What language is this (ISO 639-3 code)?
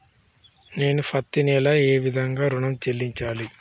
tel